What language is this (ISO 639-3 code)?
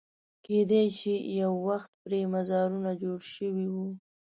pus